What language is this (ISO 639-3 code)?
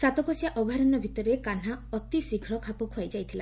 ori